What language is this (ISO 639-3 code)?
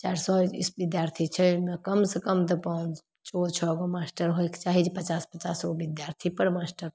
mai